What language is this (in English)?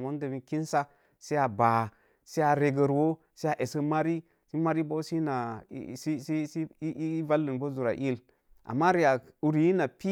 Mom Jango